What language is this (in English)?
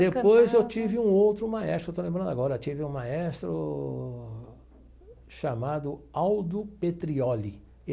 Portuguese